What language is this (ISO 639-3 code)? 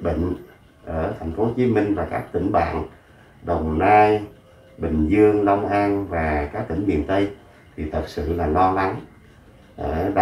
vie